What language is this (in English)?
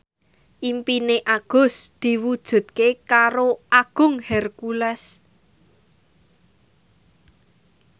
Javanese